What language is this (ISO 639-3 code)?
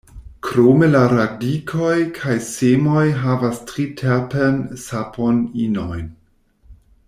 epo